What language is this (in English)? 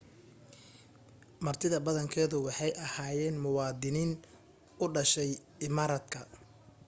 Somali